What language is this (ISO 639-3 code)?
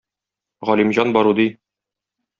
tat